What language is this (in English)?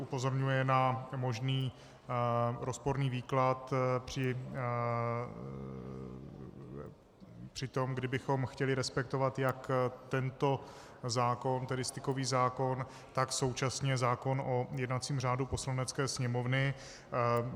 Czech